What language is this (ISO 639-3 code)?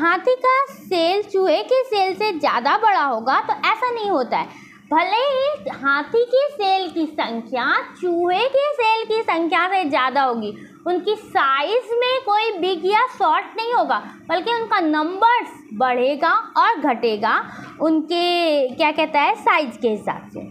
hin